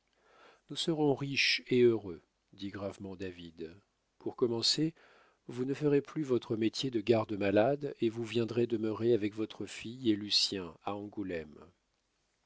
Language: French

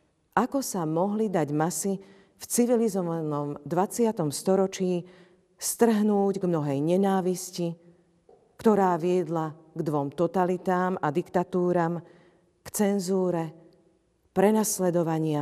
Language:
Slovak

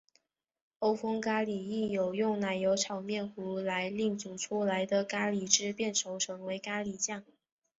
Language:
Chinese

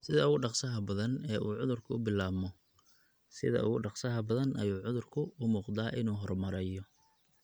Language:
Somali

